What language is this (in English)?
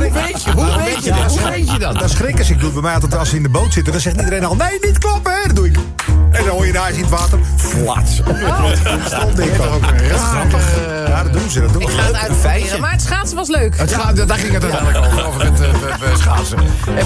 Dutch